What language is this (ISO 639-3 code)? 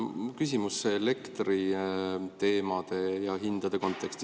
est